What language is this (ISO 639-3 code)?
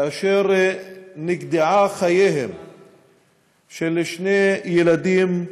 heb